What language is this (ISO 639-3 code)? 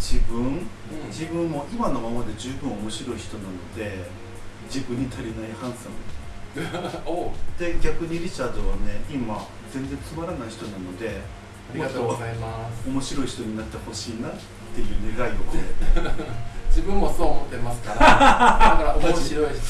jpn